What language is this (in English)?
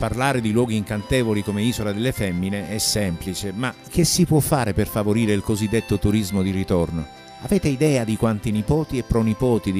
Italian